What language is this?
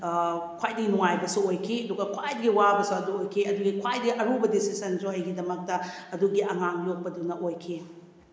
Manipuri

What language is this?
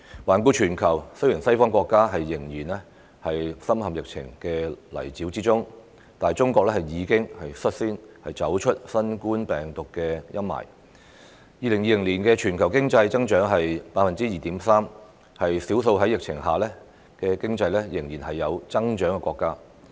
Cantonese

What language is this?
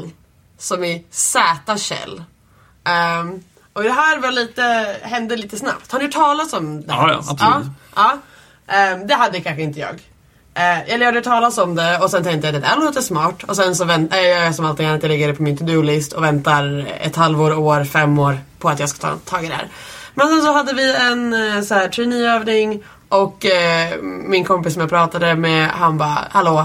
Swedish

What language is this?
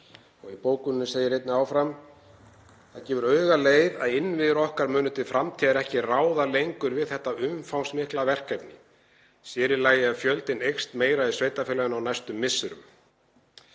Icelandic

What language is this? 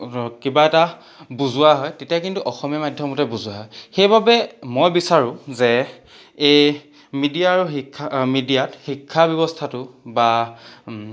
Assamese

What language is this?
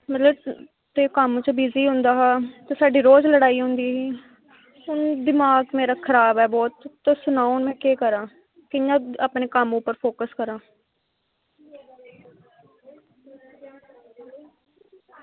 Dogri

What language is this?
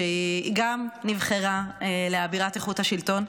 Hebrew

